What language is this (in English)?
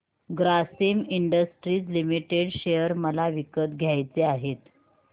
Marathi